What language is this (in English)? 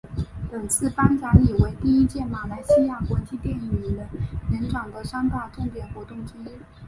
Chinese